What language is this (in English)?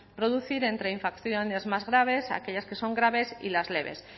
Spanish